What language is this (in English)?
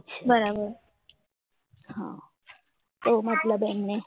Gujarati